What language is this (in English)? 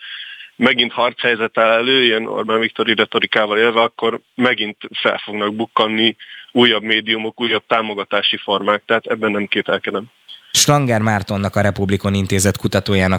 Hungarian